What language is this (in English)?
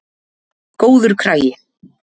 Icelandic